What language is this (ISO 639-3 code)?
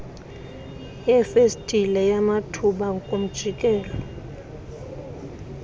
xho